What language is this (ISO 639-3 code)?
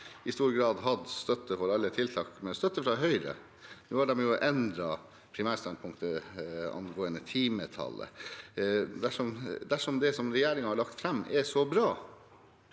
nor